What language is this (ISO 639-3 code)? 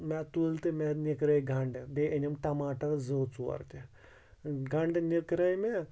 kas